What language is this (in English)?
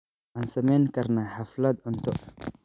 Somali